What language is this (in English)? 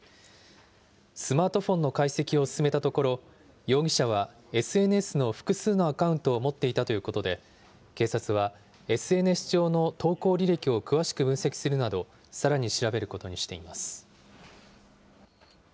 Japanese